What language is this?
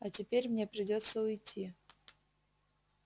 Russian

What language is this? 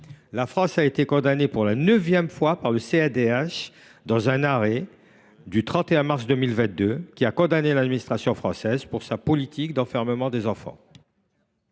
French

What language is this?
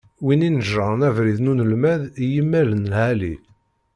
Kabyle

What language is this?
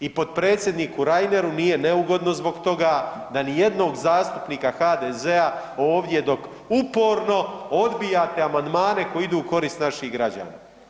Croatian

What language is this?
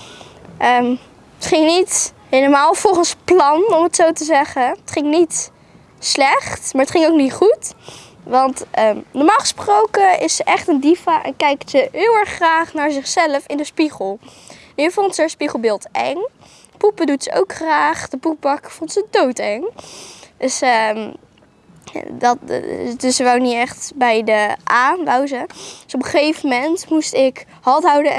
Dutch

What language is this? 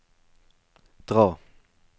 Norwegian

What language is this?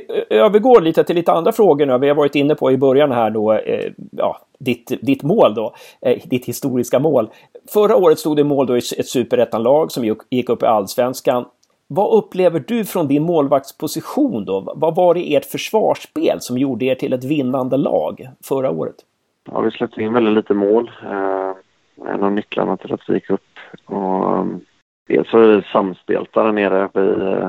Swedish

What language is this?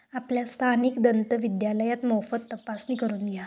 Marathi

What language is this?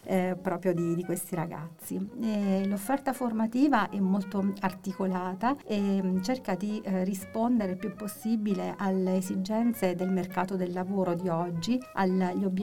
Italian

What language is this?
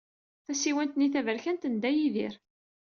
Kabyle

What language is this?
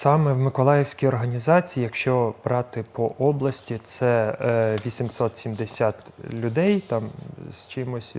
Ukrainian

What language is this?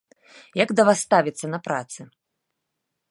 Belarusian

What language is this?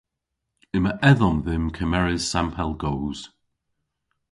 Cornish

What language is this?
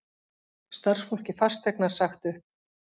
Icelandic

